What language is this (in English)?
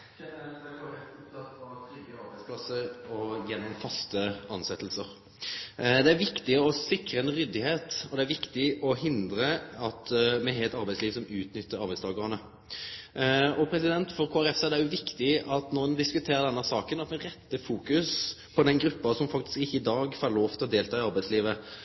Norwegian Nynorsk